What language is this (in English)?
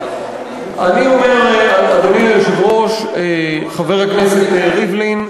Hebrew